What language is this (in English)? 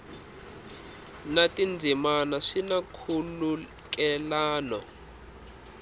Tsonga